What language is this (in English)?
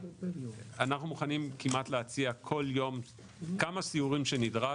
Hebrew